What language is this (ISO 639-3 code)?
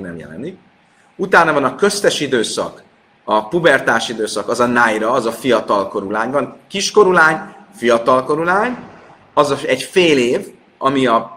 hun